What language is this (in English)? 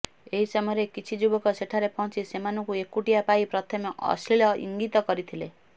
Odia